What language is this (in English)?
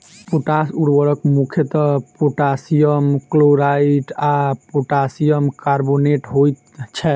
Maithili